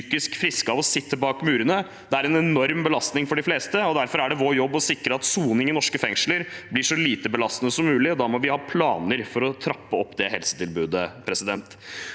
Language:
Norwegian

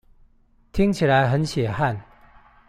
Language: Chinese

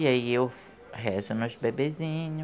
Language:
Portuguese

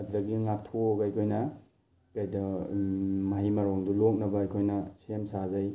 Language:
Manipuri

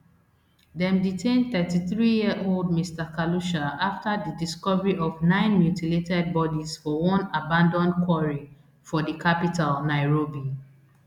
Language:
Nigerian Pidgin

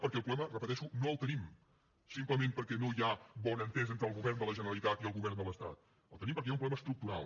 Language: Catalan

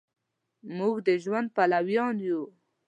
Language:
Pashto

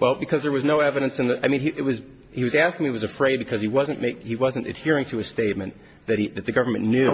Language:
English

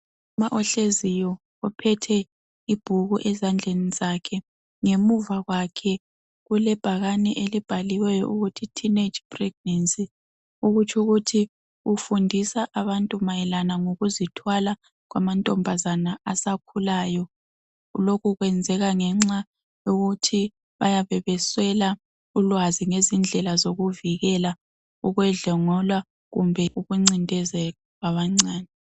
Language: North Ndebele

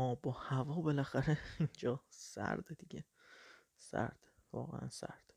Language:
Persian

